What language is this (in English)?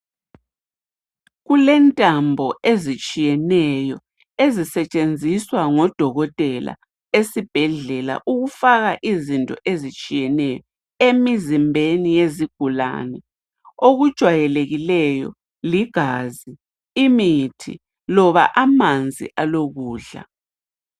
North Ndebele